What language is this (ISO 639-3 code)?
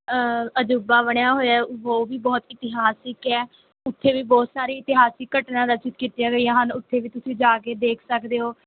pan